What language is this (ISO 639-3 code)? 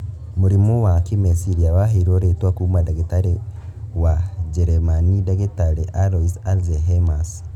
kik